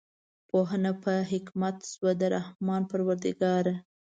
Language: Pashto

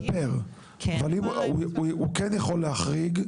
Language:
Hebrew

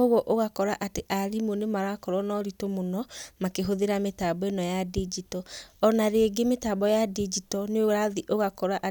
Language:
Kikuyu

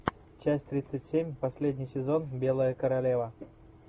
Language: Russian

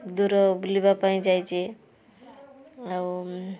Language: Odia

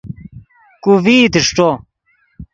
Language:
Yidgha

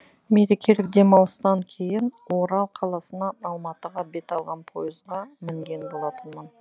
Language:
Kazakh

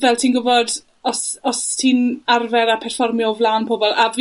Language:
Welsh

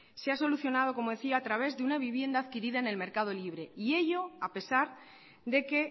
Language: Spanish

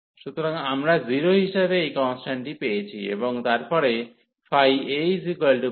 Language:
Bangla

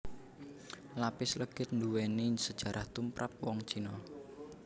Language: Javanese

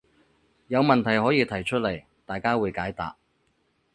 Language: Cantonese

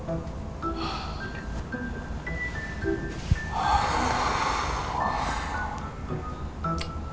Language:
Indonesian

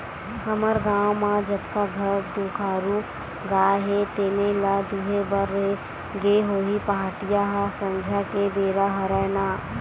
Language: Chhattisgarhi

